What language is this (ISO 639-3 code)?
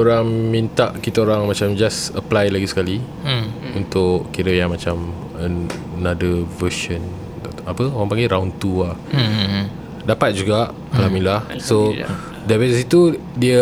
msa